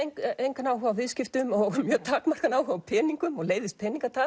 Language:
Icelandic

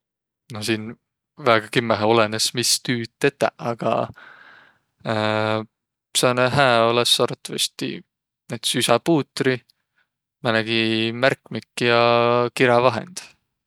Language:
Võro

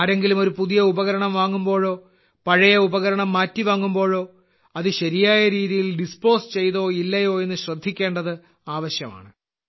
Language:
Malayalam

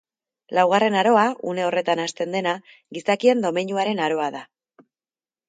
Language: Basque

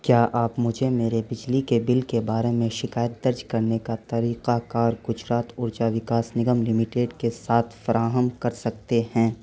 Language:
Urdu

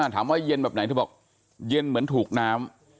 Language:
Thai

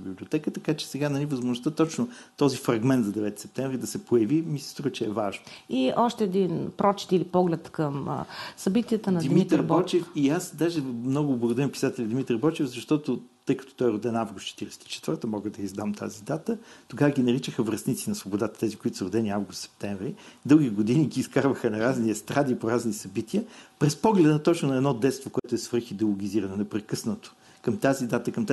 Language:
Bulgarian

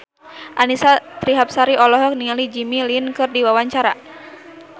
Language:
Sundanese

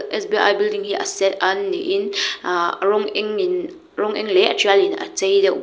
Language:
Mizo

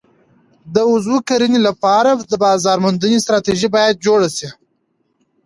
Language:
Pashto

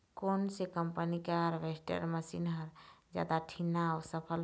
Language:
Chhattisgarhi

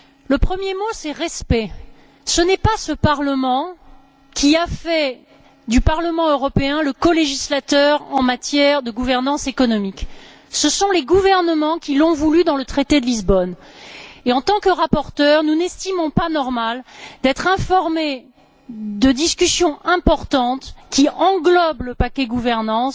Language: French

